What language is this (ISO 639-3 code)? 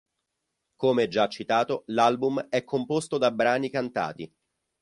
ita